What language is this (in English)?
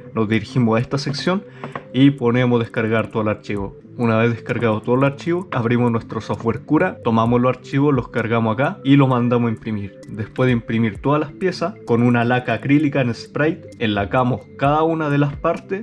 Spanish